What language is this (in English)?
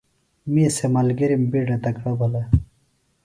Phalura